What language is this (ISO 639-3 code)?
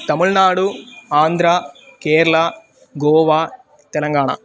san